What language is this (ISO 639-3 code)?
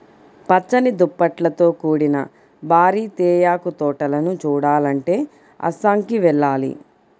tel